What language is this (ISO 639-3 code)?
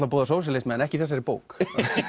isl